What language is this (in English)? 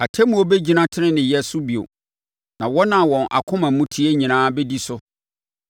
Akan